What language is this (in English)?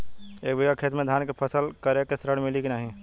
Bhojpuri